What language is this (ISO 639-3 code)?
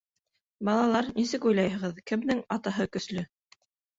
bak